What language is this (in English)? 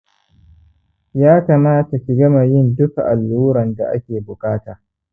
Hausa